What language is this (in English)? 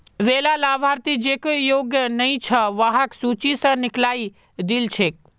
Magahi